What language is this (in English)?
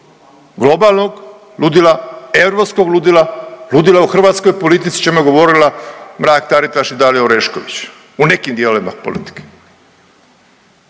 Croatian